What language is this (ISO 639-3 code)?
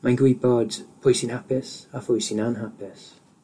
cym